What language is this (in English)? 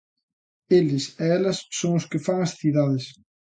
Galician